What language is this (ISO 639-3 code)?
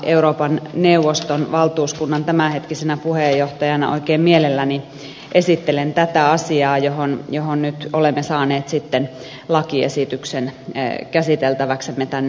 fin